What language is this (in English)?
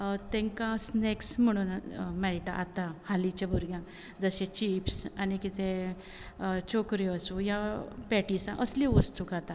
Konkani